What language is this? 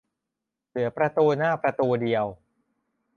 Thai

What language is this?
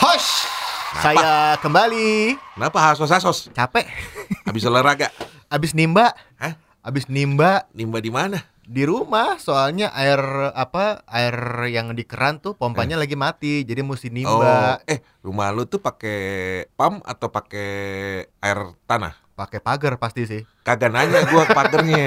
Indonesian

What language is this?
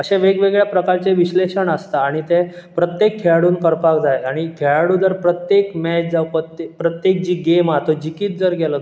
Konkani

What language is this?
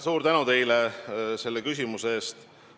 Estonian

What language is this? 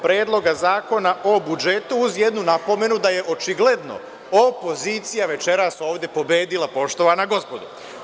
Serbian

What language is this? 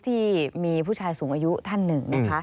Thai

